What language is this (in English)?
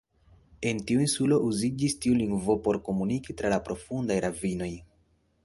Esperanto